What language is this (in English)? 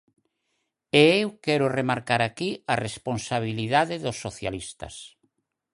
Galician